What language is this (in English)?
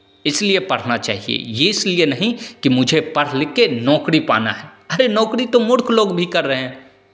Hindi